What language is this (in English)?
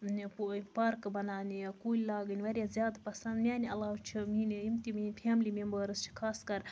Kashmiri